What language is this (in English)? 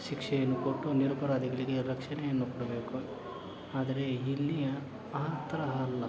Kannada